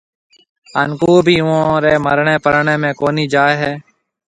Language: Marwari (Pakistan)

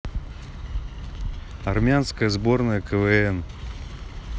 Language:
Russian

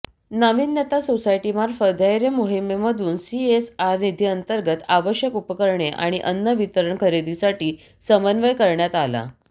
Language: Marathi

